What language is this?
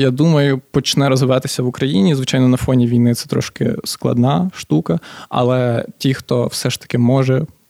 Ukrainian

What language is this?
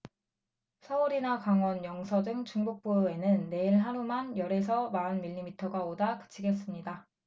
Korean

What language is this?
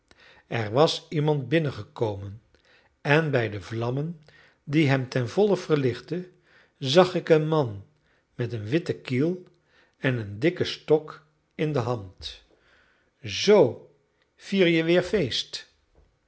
Dutch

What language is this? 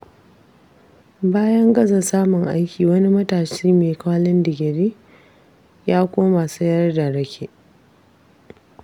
Hausa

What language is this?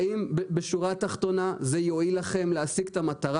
Hebrew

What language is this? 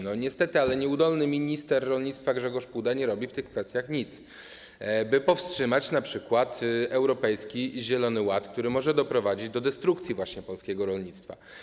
Polish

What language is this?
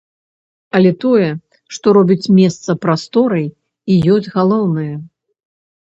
Belarusian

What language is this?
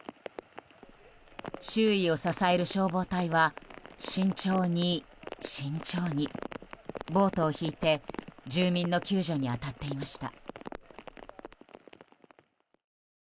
Japanese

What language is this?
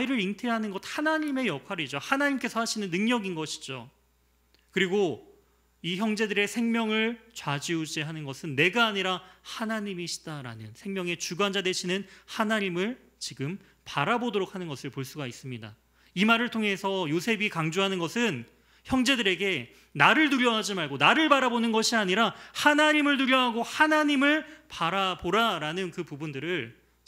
Korean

